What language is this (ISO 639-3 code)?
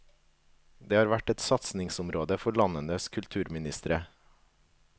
nor